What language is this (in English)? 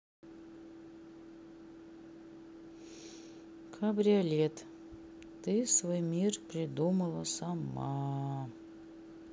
Russian